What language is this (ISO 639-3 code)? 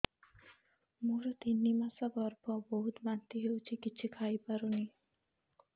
ori